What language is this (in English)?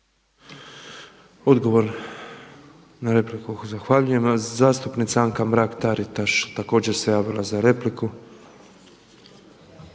Croatian